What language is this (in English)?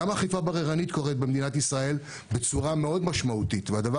Hebrew